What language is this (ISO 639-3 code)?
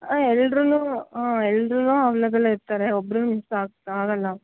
kan